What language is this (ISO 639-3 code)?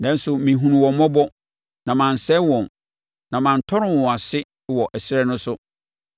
aka